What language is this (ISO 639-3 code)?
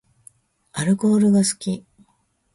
jpn